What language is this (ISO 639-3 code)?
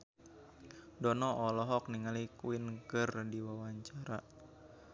sun